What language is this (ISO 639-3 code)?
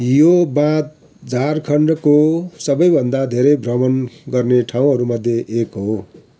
nep